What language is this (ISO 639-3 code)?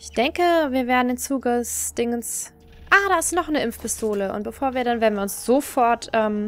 deu